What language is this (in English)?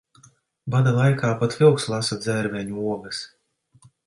Latvian